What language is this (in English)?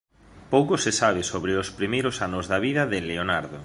Galician